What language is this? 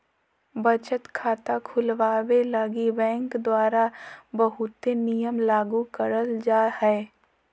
Magahi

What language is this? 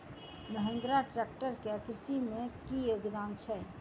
Maithili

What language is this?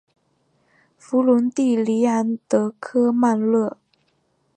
Chinese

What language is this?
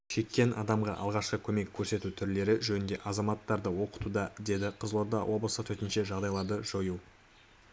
Kazakh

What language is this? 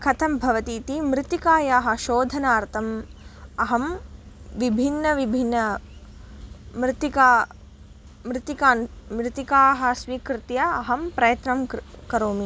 Sanskrit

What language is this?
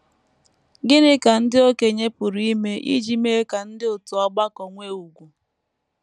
Igbo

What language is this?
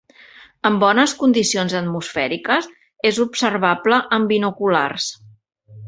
Catalan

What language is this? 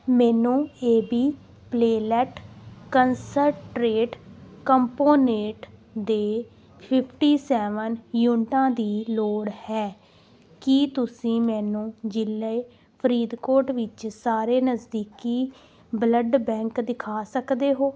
Punjabi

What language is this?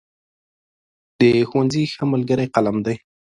Pashto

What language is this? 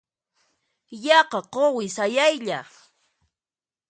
Puno Quechua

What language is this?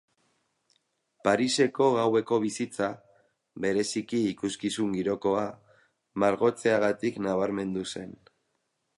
Basque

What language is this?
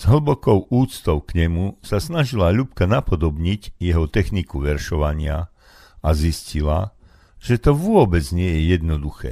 Slovak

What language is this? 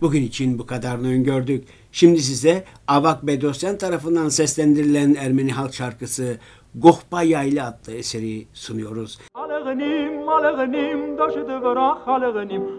Turkish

